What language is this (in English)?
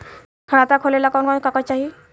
Bhojpuri